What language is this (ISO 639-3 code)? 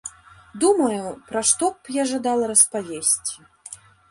bel